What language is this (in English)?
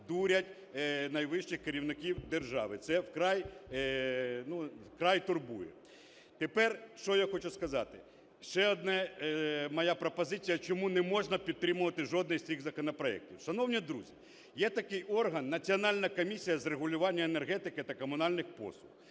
Ukrainian